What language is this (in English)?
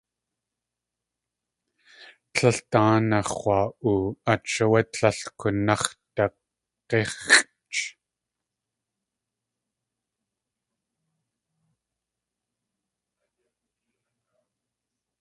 Tlingit